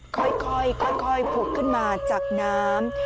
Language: Thai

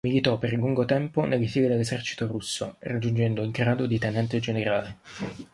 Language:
Italian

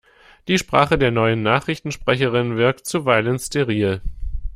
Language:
German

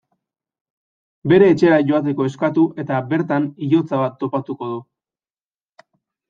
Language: Basque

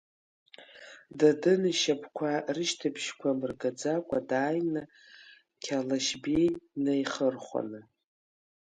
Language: Abkhazian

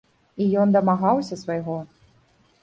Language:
Belarusian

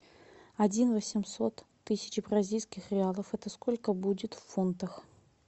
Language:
Russian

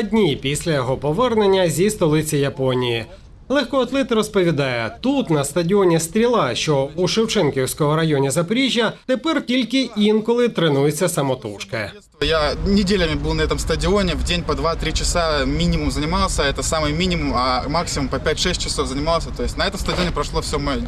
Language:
Ukrainian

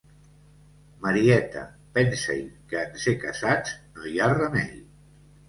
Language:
Catalan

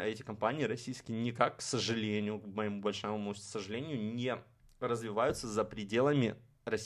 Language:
Russian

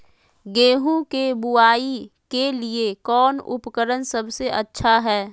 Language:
Magahi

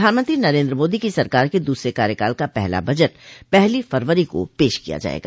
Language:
Hindi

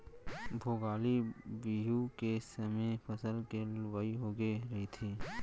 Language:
Chhattisgarhi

